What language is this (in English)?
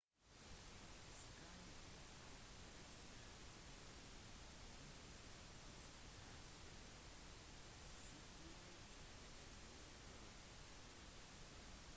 Norwegian Bokmål